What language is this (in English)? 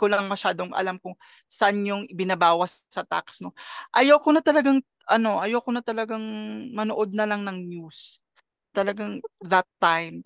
Filipino